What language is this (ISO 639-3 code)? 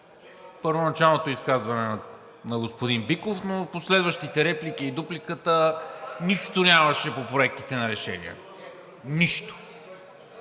bul